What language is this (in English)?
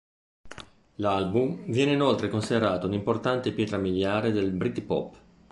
Italian